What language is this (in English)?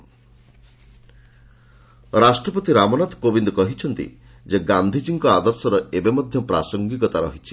Odia